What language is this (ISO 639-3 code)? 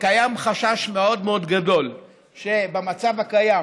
heb